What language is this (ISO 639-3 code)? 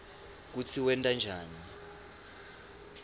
ssw